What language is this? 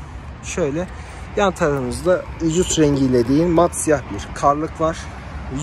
Turkish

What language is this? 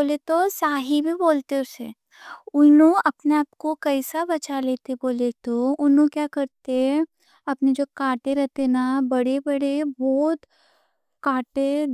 Deccan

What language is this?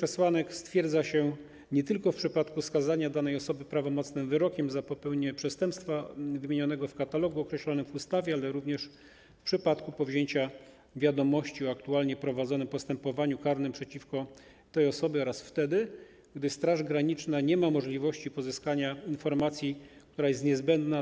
Polish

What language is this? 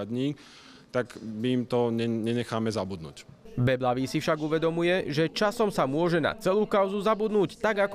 Slovak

